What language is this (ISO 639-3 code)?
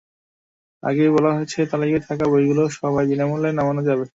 ben